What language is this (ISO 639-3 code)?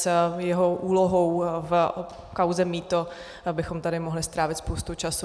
ces